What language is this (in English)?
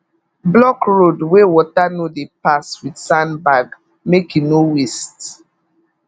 Nigerian Pidgin